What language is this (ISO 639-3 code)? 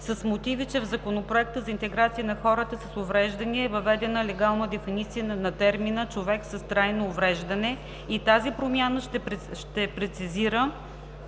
bul